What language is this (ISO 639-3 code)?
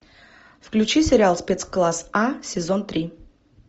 rus